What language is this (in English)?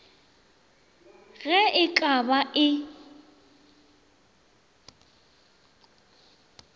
Northern Sotho